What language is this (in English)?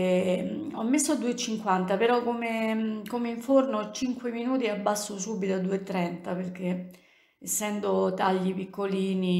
Italian